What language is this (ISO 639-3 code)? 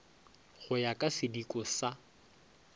nso